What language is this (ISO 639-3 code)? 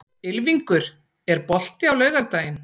isl